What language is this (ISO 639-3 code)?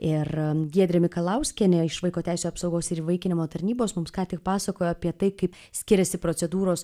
lit